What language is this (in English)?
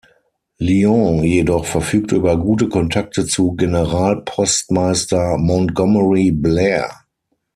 German